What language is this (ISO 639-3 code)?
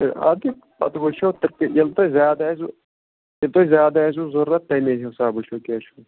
kas